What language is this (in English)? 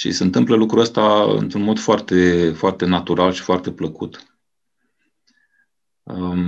Romanian